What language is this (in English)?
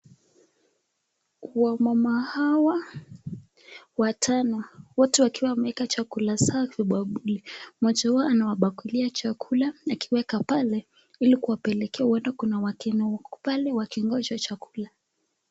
Swahili